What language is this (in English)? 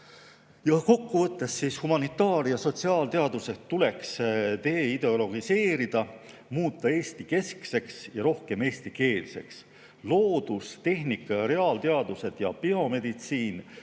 Estonian